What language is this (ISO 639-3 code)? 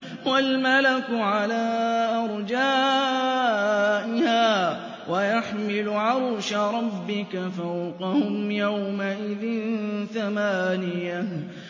ara